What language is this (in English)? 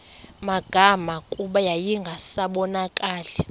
Xhosa